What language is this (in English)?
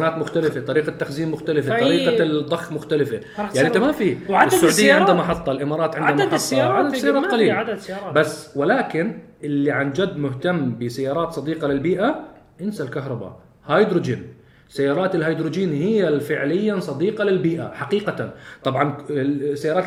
Arabic